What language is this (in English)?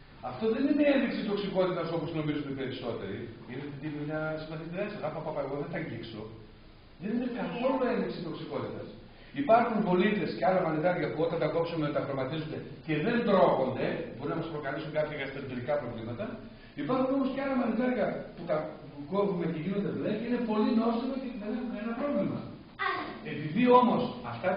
Greek